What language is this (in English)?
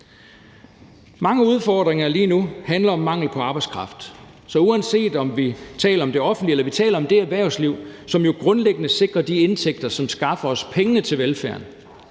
Danish